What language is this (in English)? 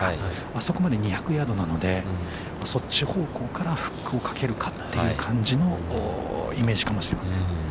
Japanese